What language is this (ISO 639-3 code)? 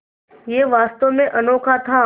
hin